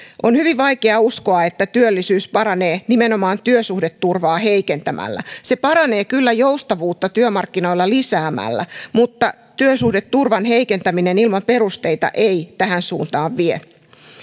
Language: Finnish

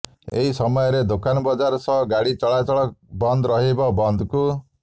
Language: Odia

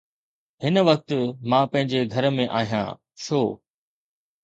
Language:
Sindhi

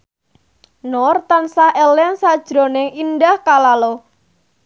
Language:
Javanese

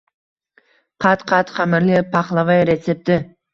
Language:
Uzbek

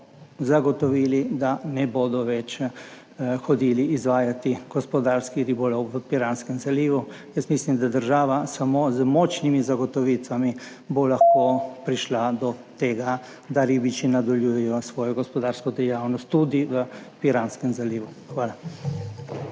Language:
Slovenian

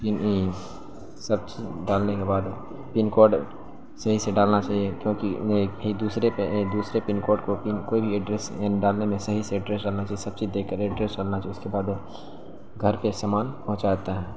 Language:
Urdu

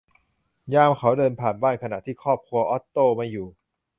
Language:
Thai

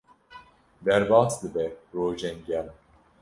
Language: Kurdish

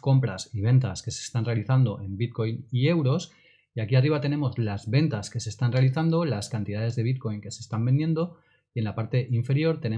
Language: Spanish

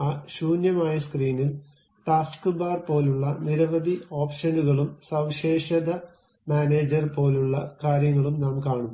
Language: Malayalam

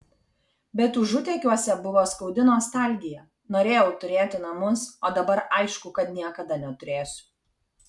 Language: Lithuanian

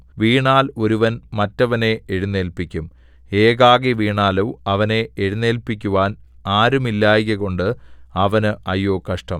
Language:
Malayalam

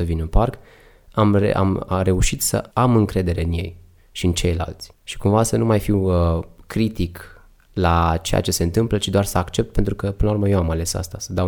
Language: Romanian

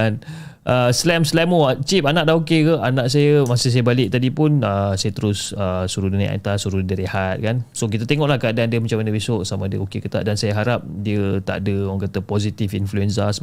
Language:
Malay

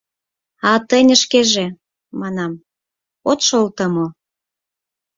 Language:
Mari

